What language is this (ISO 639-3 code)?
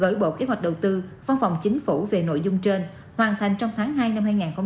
vie